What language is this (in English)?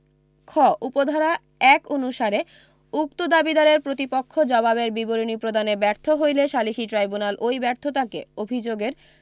Bangla